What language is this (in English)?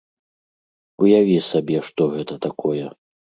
Belarusian